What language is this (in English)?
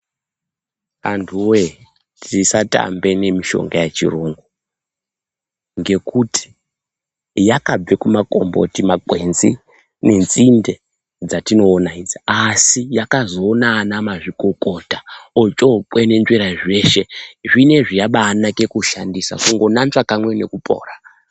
Ndau